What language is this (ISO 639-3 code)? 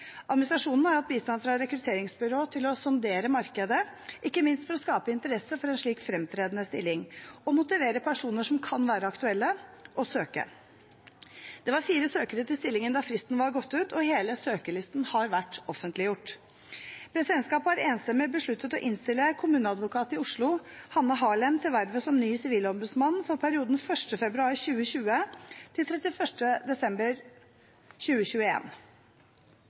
nob